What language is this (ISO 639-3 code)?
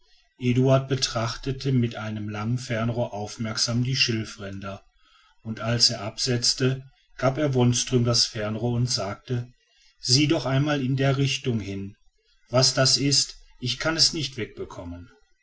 deu